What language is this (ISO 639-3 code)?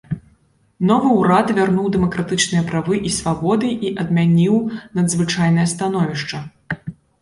bel